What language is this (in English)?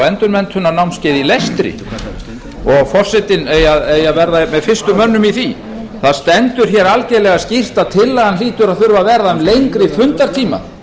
Icelandic